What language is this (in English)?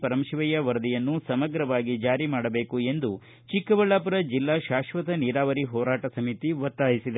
Kannada